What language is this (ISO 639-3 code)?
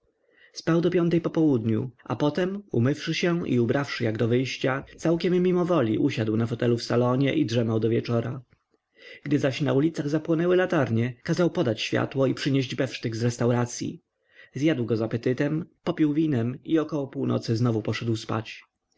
pol